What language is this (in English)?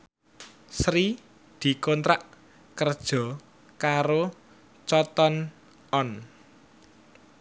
Javanese